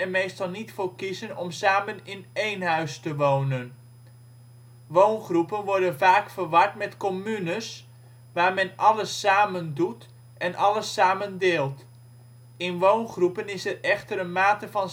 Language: Dutch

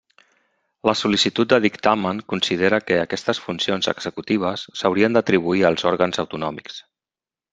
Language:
Catalan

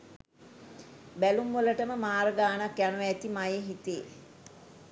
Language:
Sinhala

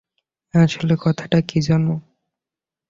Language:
Bangla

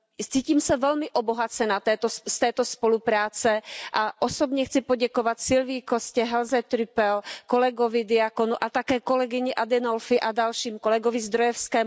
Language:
Czech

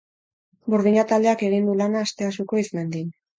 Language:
Basque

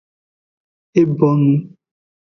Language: Aja (Benin)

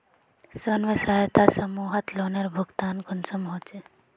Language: Magahi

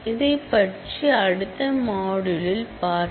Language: Tamil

